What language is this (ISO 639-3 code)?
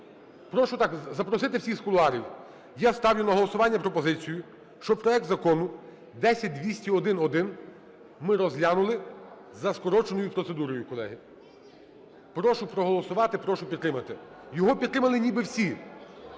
ukr